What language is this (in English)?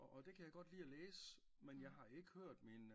Danish